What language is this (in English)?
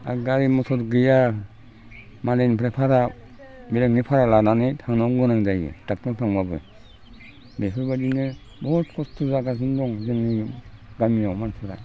Bodo